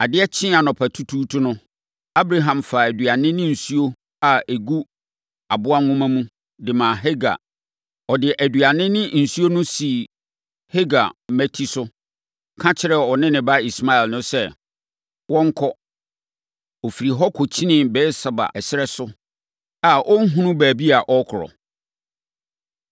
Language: Akan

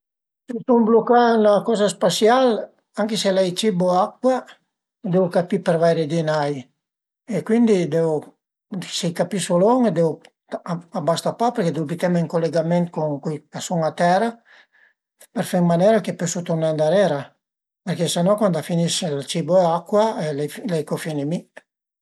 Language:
Piedmontese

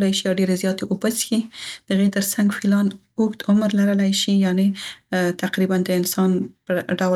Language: Central Pashto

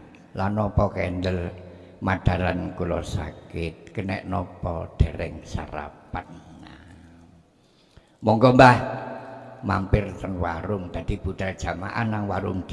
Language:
Indonesian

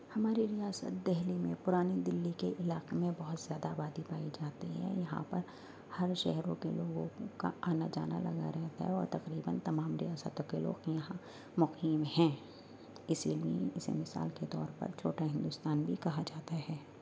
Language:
Urdu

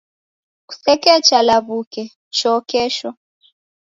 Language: Taita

